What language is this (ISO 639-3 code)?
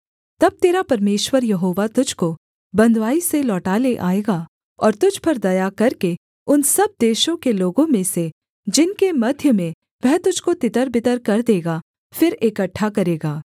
hin